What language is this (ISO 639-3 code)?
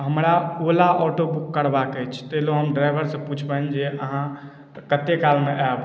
mai